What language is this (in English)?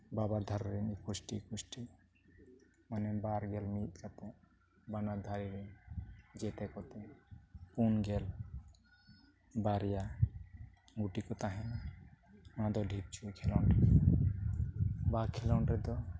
Santali